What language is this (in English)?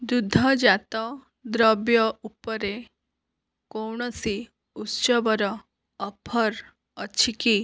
Odia